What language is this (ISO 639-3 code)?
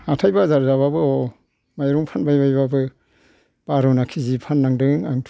brx